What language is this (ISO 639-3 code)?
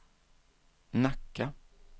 swe